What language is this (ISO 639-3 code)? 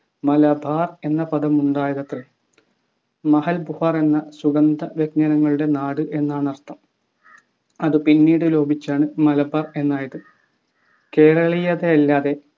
mal